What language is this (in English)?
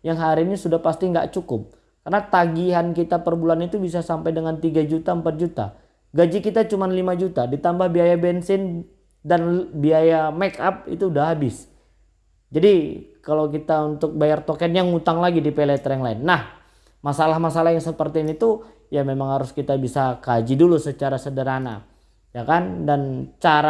Indonesian